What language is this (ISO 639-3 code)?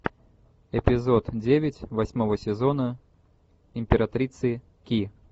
rus